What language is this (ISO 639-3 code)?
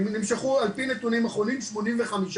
heb